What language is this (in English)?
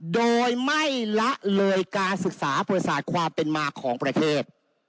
Thai